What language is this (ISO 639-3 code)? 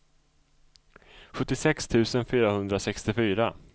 swe